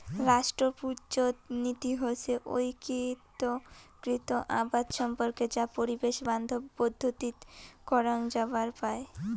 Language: Bangla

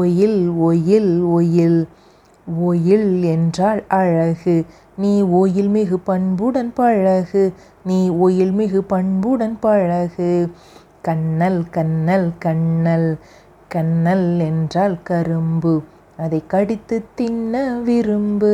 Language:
Tamil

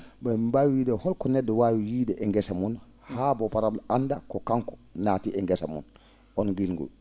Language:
Fula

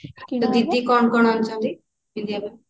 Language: Odia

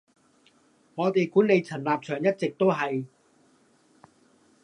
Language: Cantonese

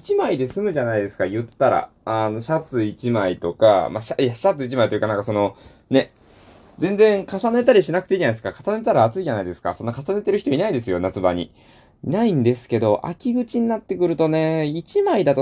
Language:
Japanese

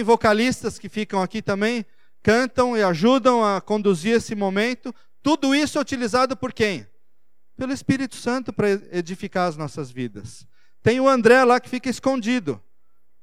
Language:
Portuguese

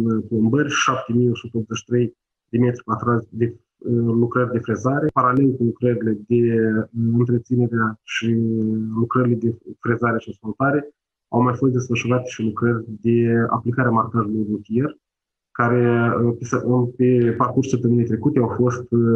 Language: Romanian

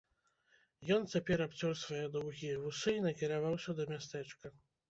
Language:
Belarusian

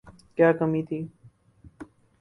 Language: Urdu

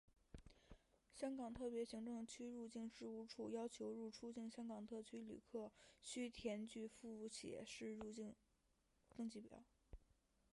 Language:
Chinese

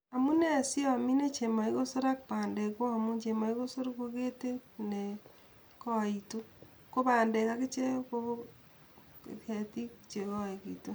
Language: Kalenjin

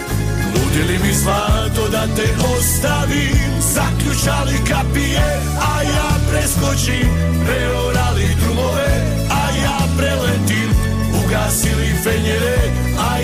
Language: Croatian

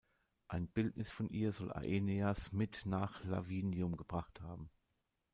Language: German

